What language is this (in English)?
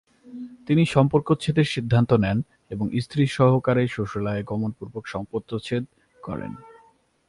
Bangla